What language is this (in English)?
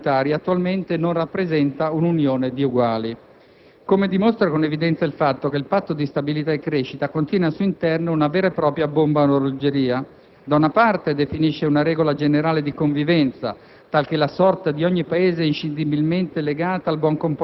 Italian